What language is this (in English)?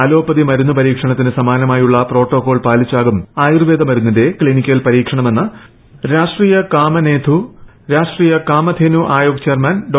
Malayalam